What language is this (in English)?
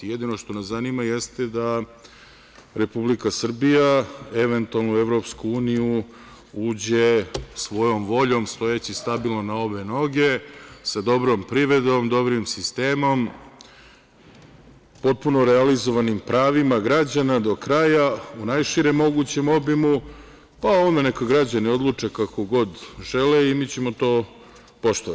Serbian